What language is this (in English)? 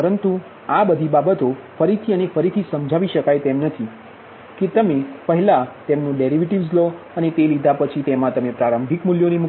Gujarati